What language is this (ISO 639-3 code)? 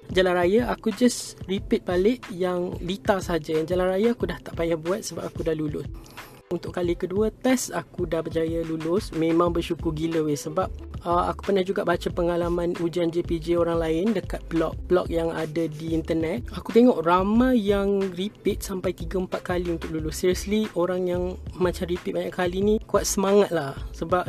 msa